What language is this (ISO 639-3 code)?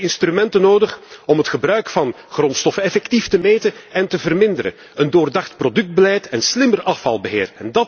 nld